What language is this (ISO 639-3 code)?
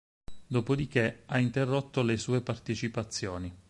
ita